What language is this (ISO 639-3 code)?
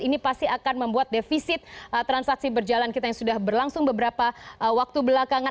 ind